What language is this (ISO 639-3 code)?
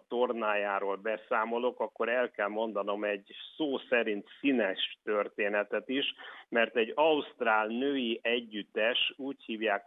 hun